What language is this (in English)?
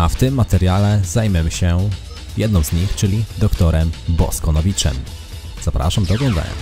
Polish